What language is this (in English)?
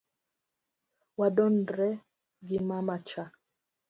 Luo (Kenya and Tanzania)